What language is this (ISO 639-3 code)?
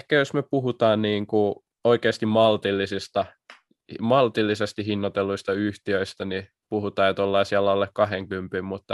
fin